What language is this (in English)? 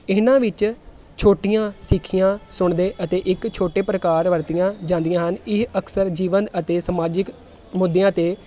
Punjabi